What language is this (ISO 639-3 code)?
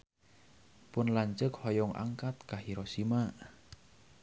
sun